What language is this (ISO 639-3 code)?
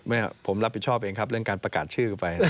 tha